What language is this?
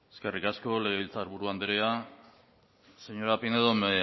Basque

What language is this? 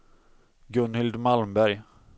Swedish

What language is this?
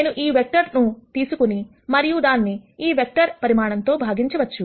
Telugu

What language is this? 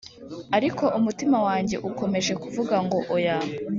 Kinyarwanda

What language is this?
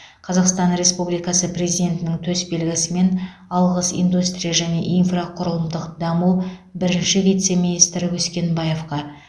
Kazakh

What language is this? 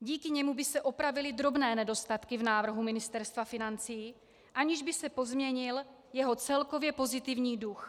Czech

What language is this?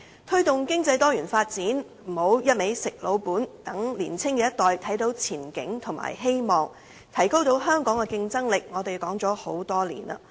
Cantonese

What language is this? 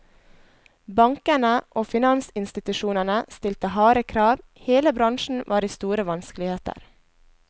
Norwegian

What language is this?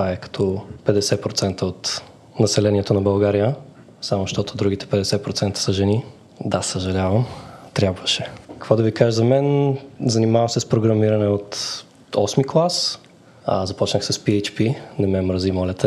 Bulgarian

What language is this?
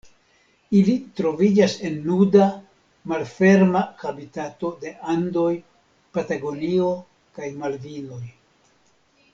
Esperanto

